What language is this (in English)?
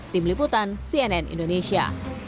Indonesian